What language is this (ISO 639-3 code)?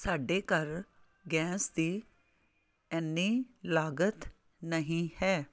pan